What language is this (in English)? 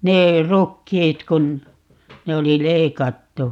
Finnish